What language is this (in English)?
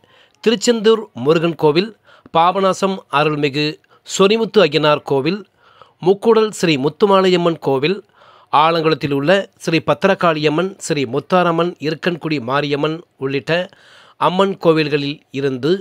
Arabic